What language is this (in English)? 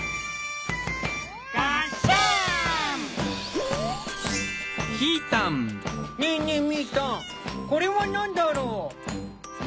Japanese